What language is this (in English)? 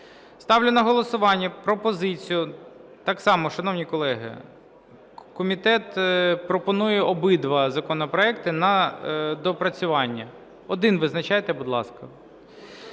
Ukrainian